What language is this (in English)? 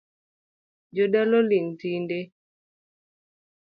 Luo (Kenya and Tanzania)